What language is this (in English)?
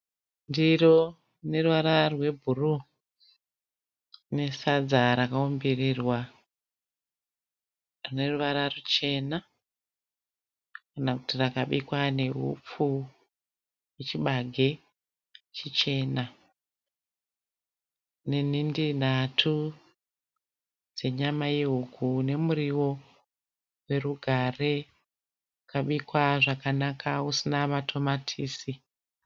Shona